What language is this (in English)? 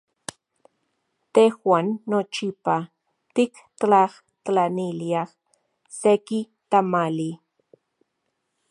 Central Puebla Nahuatl